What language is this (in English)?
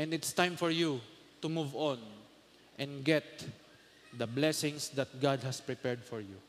Filipino